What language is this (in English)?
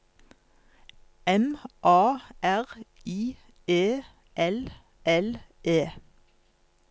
Norwegian